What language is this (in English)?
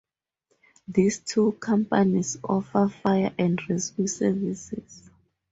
English